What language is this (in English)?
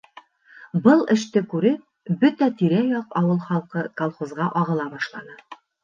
Bashkir